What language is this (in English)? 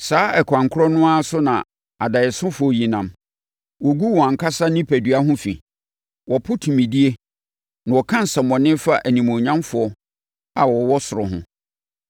Akan